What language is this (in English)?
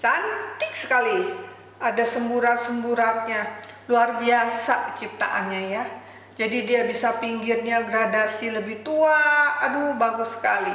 Indonesian